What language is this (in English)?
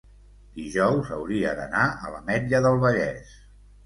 Catalan